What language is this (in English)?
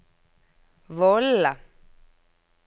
Norwegian